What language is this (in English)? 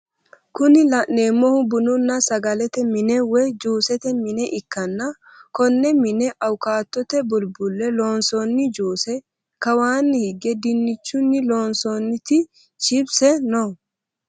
Sidamo